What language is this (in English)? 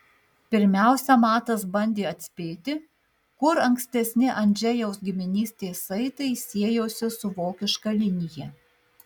Lithuanian